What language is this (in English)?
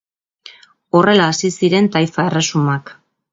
Basque